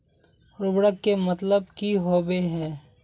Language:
Magahi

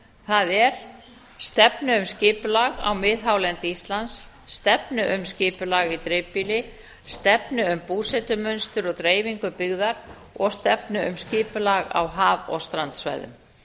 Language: Icelandic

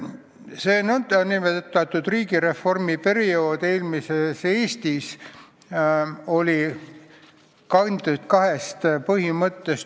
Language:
Estonian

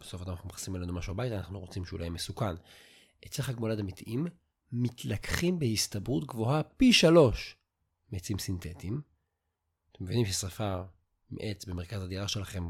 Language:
Hebrew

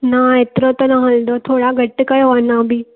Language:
Sindhi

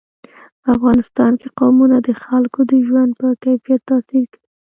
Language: Pashto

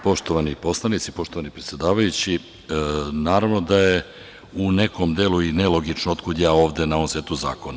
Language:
Serbian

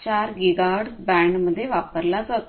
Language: Marathi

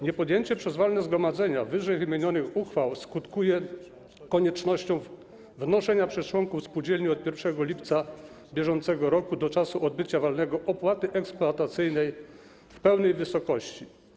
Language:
Polish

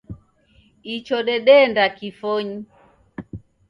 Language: Taita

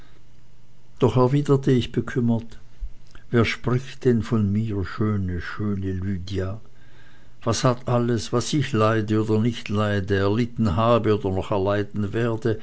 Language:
German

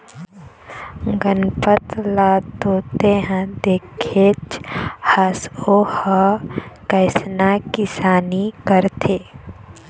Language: Chhattisgarhi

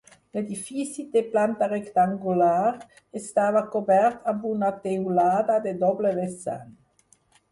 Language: Catalan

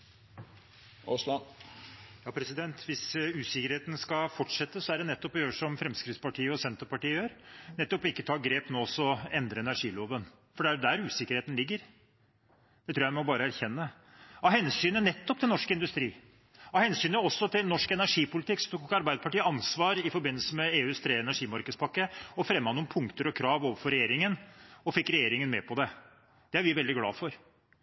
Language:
Norwegian Bokmål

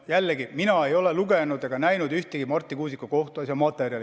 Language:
Estonian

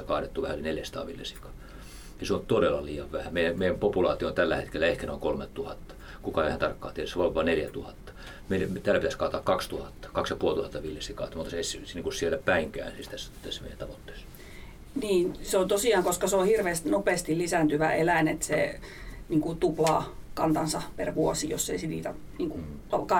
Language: Finnish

